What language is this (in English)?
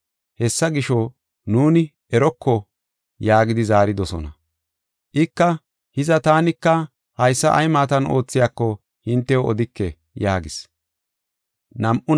Gofa